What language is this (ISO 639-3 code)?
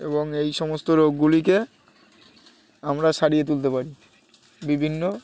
ben